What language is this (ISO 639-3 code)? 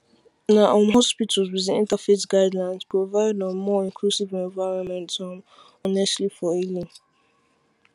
pcm